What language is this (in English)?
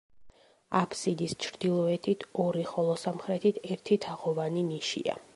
Georgian